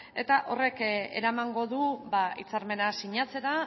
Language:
Basque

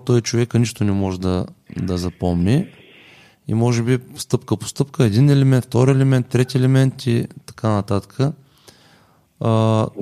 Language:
Bulgarian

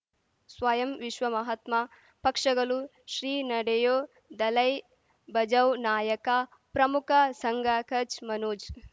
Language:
Kannada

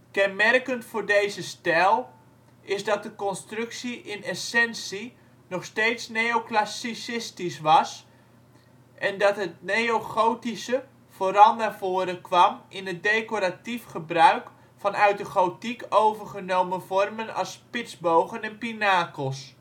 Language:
Dutch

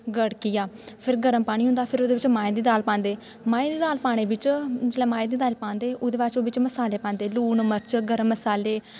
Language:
Dogri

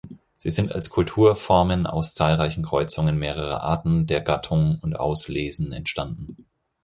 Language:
German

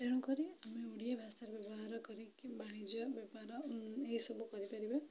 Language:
Odia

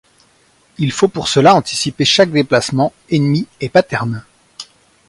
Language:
French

